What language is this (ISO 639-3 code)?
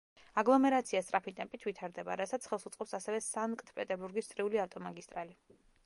kat